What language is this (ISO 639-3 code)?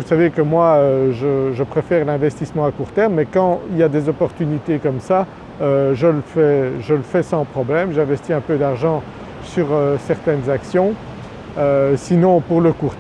fra